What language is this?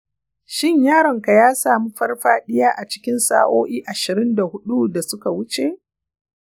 Hausa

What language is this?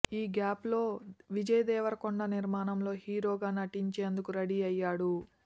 Telugu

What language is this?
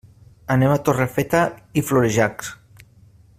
Catalan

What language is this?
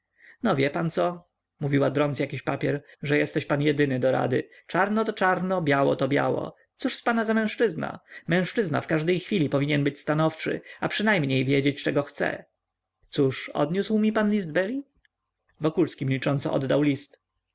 Polish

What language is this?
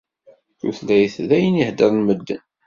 Kabyle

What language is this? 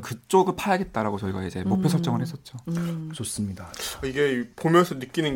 Korean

